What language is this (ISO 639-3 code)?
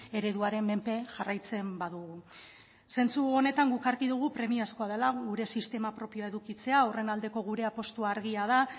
eus